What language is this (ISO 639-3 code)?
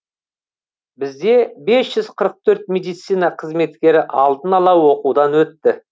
kaz